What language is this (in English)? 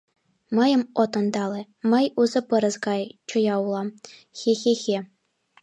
Mari